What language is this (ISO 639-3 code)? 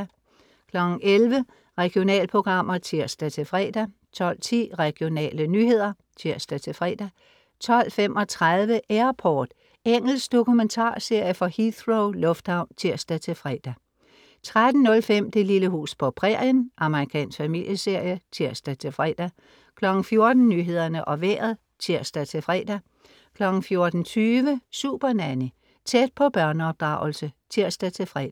dan